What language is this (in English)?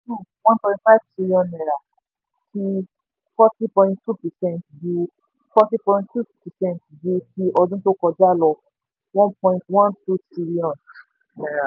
Yoruba